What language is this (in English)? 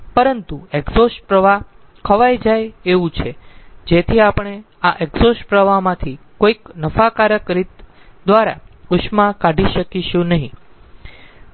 Gujarati